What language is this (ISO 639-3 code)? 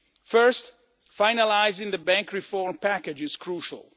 eng